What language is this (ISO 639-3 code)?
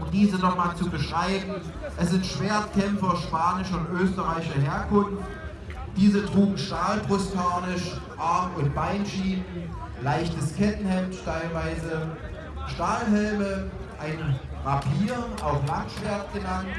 deu